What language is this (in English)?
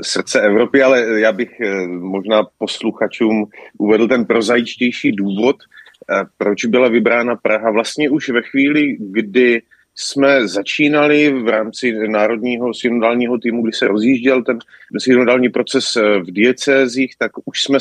Czech